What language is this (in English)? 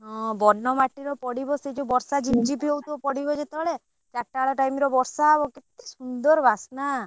Odia